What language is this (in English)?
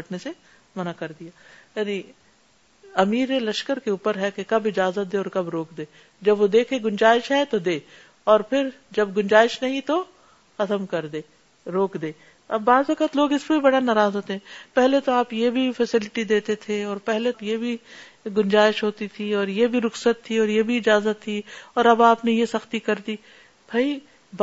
Urdu